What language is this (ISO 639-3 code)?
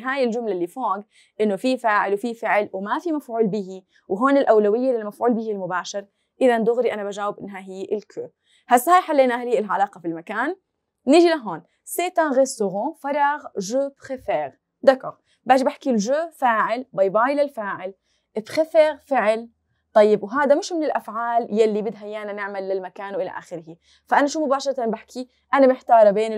ara